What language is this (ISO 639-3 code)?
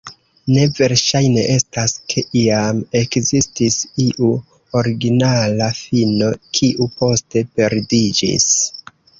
epo